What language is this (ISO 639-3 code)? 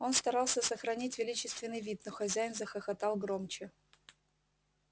rus